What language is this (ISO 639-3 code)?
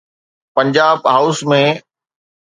snd